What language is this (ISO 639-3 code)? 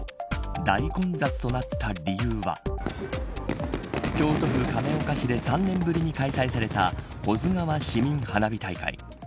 jpn